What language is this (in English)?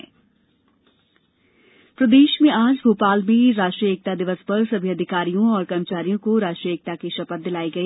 Hindi